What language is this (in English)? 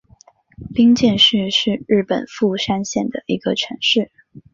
Chinese